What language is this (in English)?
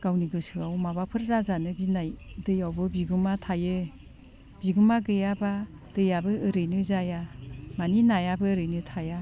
Bodo